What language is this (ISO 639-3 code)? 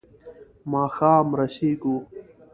pus